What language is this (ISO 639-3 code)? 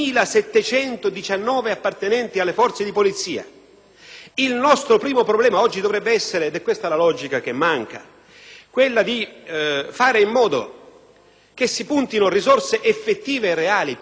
ita